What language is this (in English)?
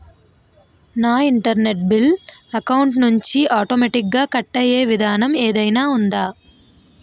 Telugu